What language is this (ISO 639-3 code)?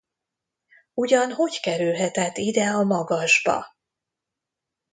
hun